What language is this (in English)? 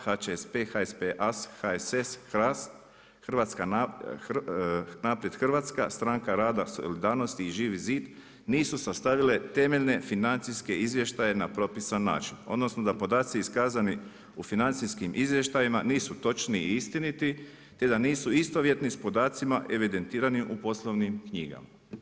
Croatian